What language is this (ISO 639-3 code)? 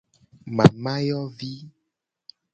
gej